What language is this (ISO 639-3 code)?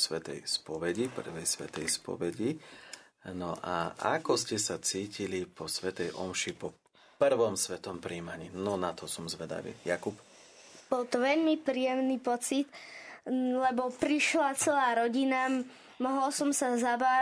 slk